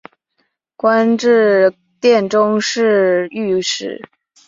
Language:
Chinese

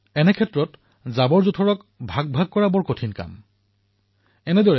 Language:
Assamese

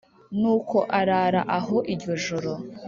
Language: Kinyarwanda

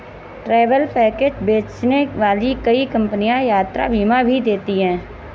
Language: Hindi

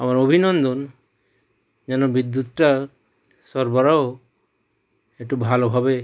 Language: Bangla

